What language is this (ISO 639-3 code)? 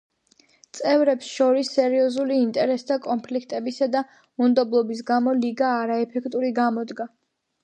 kat